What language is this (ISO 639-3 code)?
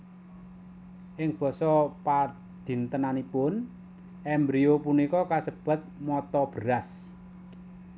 jav